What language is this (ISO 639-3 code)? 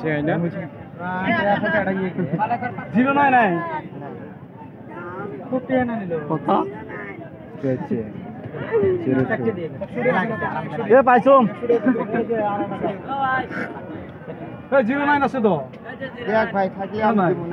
ara